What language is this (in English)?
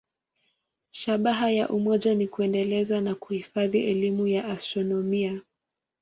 Swahili